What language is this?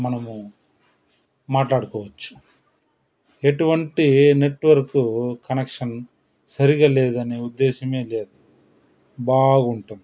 Telugu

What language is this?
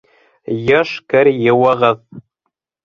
Bashkir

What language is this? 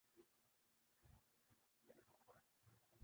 Urdu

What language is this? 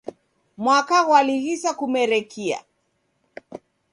Taita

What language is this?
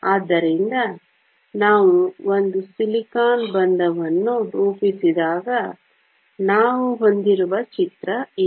Kannada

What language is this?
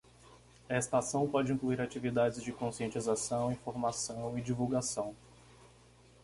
Portuguese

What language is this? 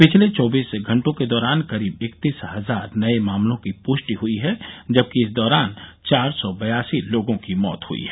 Hindi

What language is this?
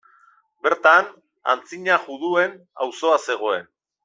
Basque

